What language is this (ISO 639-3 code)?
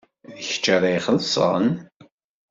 kab